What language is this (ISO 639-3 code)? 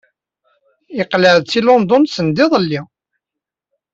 kab